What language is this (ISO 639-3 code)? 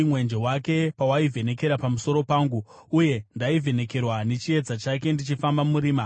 sna